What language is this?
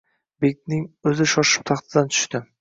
Uzbek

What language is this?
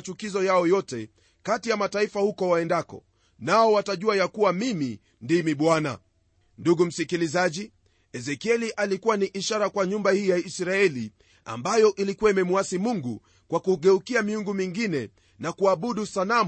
Swahili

